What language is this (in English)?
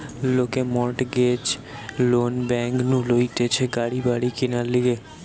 Bangla